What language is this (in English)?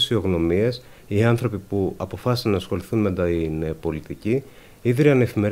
Greek